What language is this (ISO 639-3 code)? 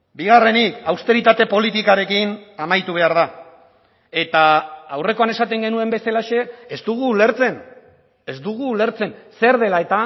eus